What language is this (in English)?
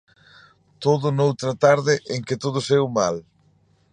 Galician